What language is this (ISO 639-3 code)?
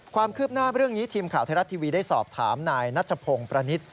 tha